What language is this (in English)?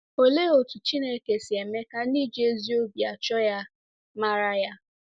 Igbo